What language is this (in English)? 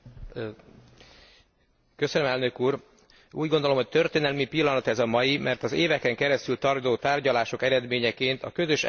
Hungarian